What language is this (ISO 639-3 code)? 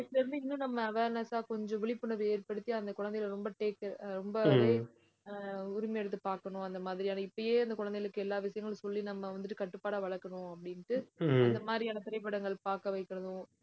tam